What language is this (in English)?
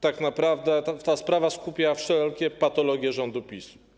Polish